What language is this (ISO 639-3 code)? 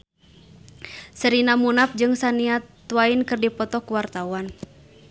sun